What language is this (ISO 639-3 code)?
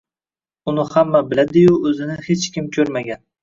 uzb